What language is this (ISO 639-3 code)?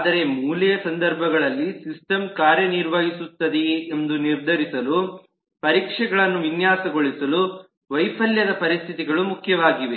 kan